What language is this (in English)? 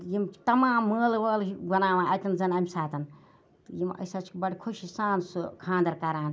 Kashmiri